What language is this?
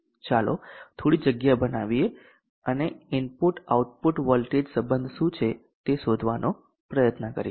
Gujarati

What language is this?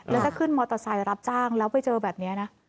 Thai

